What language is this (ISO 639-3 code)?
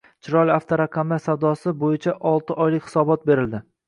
uzb